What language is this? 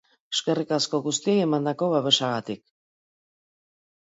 Basque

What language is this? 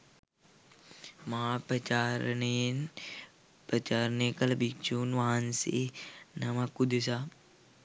Sinhala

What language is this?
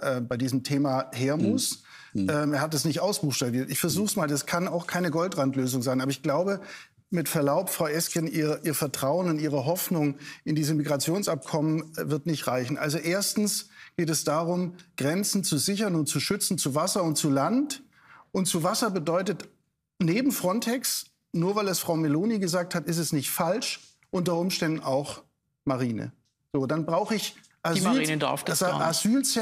German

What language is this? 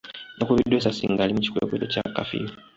Ganda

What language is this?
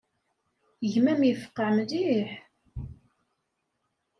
Kabyle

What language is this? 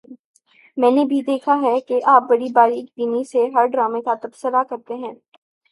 Urdu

